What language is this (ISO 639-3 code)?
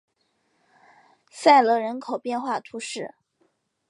zho